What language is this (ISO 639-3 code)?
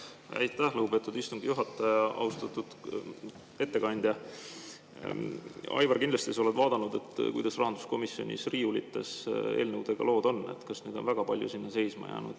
est